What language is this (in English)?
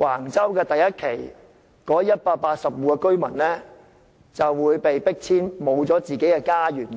Cantonese